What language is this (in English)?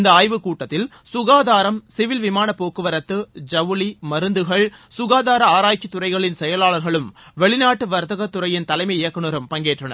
Tamil